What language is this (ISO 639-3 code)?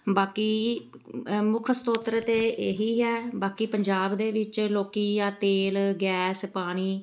pan